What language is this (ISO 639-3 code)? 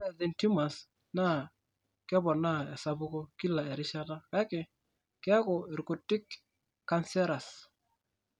mas